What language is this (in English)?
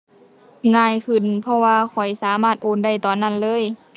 Thai